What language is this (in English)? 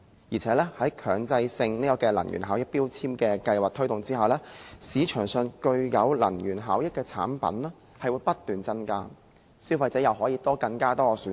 Cantonese